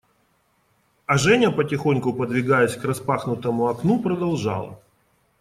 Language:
Russian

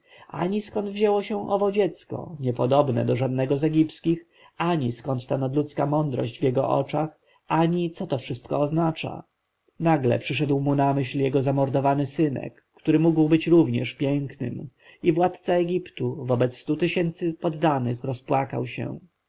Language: Polish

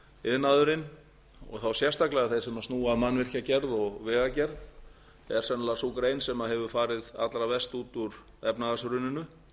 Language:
Icelandic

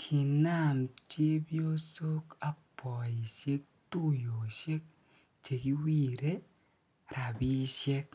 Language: Kalenjin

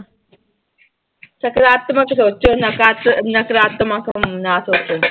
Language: Punjabi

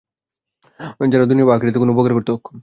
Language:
Bangla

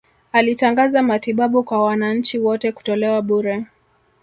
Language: Swahili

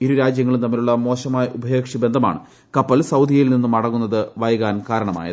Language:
Malayalam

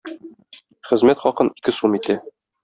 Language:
Tatar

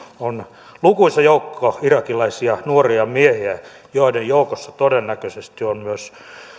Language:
Finnish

